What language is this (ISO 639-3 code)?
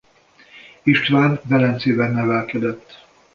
hun